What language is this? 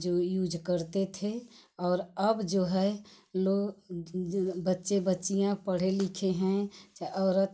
Hindi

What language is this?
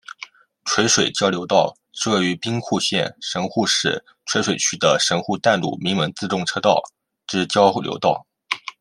Chinese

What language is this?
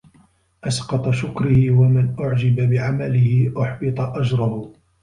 Arabic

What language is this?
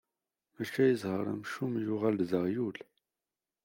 Kabyle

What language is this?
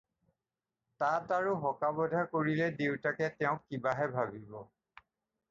Assamese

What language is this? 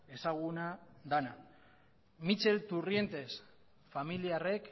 Basque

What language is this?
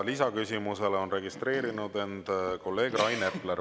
Estonian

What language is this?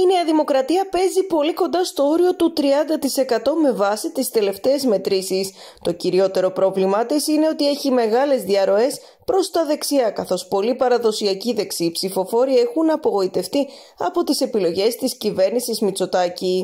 Greek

